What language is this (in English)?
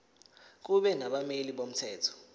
Zulu